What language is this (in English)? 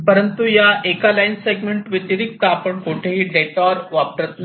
Marathi